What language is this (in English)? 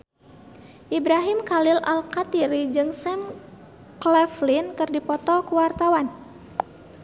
Sundanese